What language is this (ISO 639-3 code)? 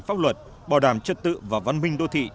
vie